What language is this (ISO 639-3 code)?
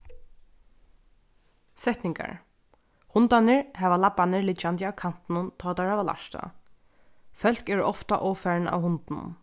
fao